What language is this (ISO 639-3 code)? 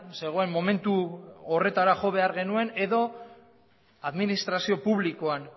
eus